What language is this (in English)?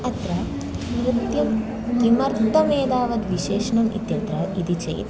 Sanskrit